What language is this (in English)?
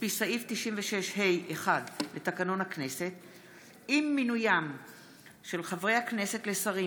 Hebrew